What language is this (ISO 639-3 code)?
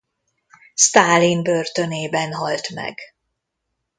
hun